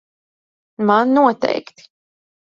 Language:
Latvian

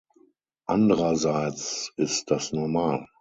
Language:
German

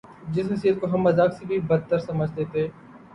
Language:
Urdu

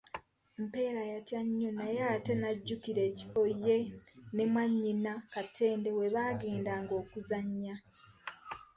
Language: Ganda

